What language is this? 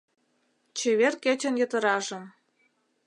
Mari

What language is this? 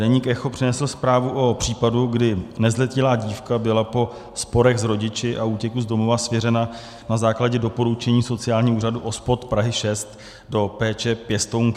Czech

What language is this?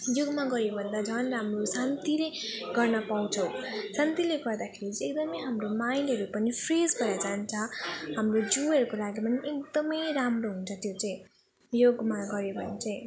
Nepali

